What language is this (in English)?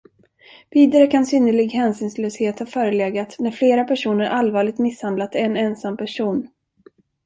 Swedish